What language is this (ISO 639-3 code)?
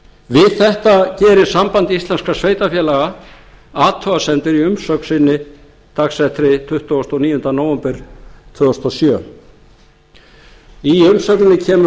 isl